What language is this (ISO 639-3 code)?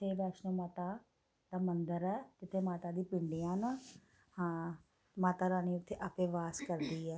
doi